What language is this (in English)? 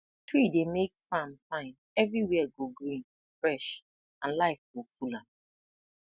Nigerian Pidgin